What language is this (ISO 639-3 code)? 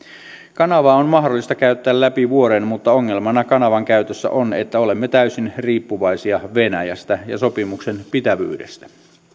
fin